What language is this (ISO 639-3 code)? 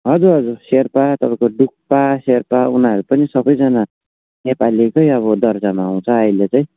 nep